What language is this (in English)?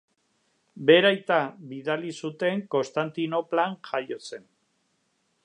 Basque